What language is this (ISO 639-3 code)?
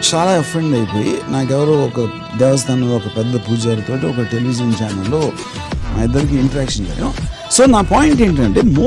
tel